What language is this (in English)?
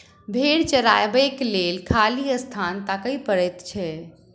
Maithili